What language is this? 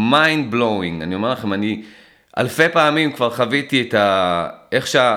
Hebrew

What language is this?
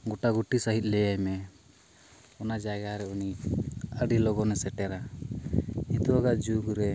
Santali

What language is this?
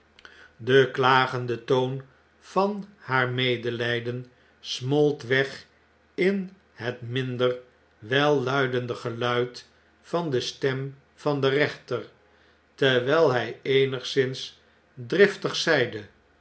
Dutch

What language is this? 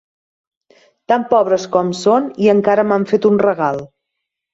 Catalan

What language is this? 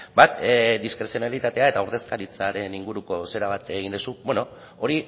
Basque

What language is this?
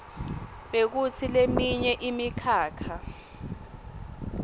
Swati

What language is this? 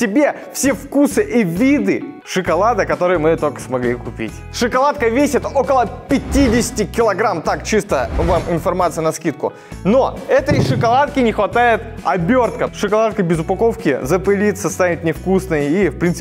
Russian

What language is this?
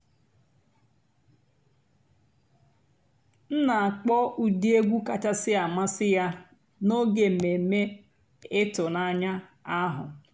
Igbo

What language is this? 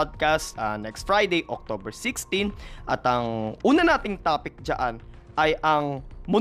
Filipino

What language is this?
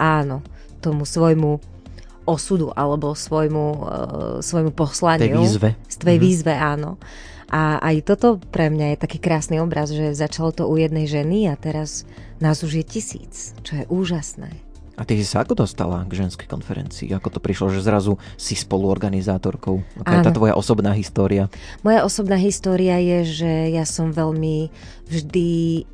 Slovak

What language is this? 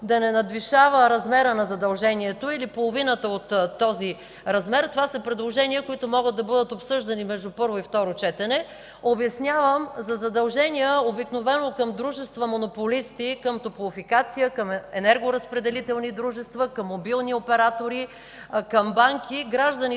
Bulgarian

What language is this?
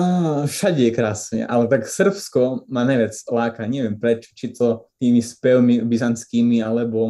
Slovak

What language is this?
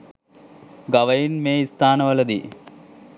Sinhala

